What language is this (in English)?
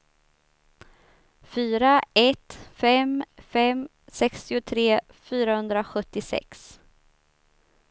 Swedish